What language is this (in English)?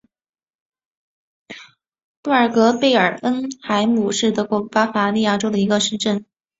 Chinese